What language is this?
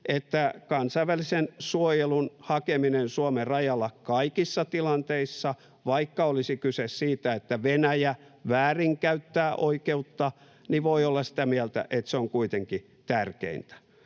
Finnish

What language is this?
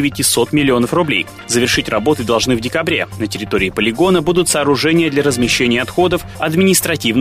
Russian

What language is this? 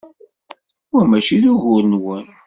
Kabyle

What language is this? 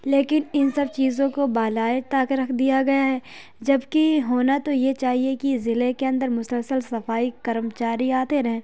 Urdu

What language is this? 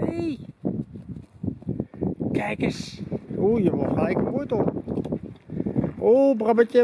Dutch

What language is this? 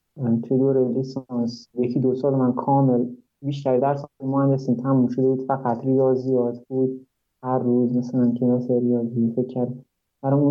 Persian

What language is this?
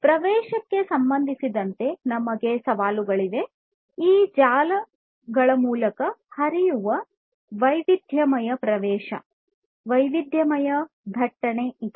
Kannada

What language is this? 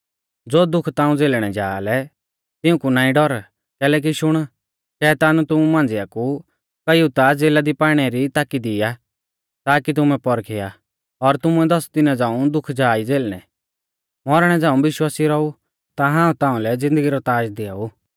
Mahasu Pahari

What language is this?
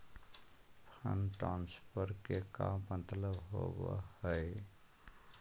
Magahi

